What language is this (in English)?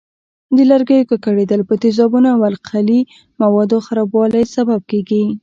Pashto